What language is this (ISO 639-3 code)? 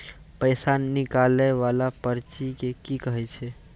mai